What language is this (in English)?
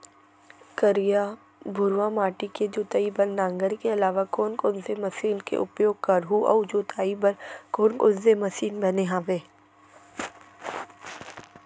Chhattisgarhi